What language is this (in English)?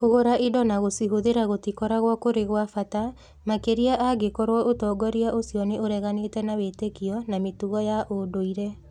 Kikuyu